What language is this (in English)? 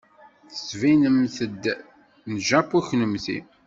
Kabyle